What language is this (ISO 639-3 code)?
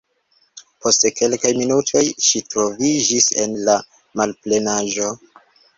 epo